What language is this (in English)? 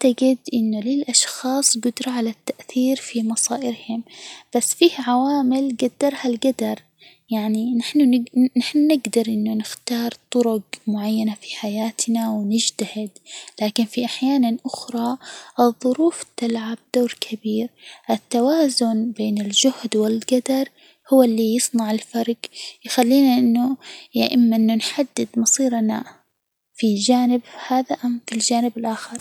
Hijazi Arabic